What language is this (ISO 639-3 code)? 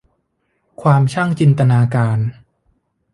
tha